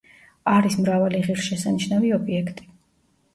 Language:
Georgian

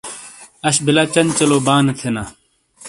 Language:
Shina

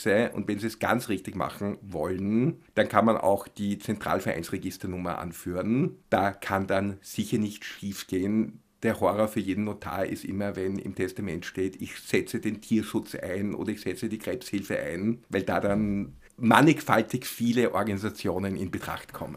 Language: German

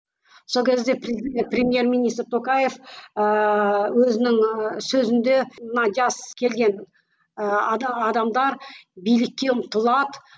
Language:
Kazakh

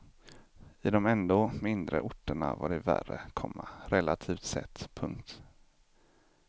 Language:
Swedish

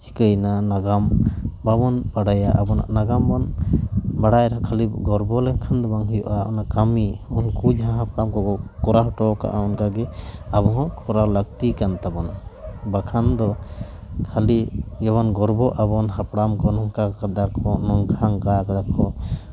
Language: Santali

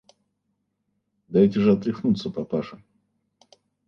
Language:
Russian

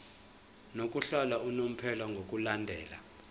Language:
Zulu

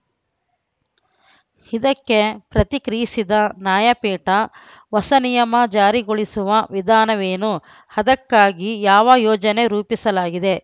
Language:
Kannada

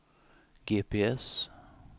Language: Swedish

